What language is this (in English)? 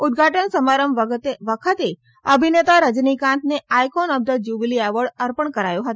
Gujarati